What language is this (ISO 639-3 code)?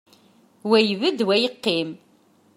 kab